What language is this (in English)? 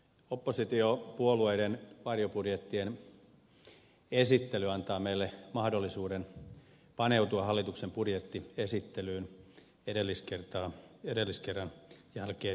Finnish